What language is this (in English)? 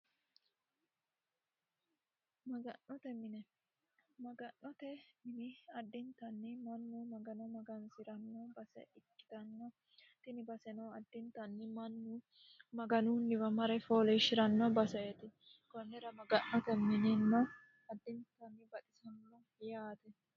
Sidamo